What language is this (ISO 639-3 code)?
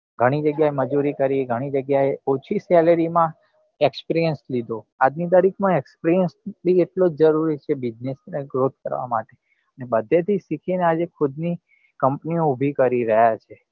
guj